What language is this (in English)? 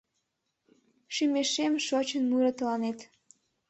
Mari